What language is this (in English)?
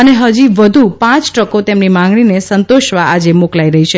Gujarati